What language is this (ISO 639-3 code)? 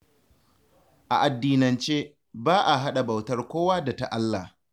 hau